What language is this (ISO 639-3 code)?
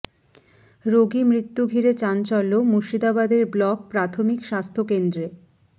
ben